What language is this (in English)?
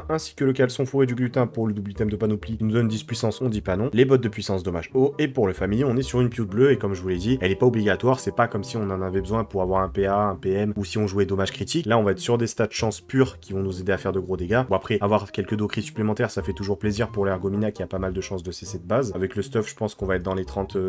French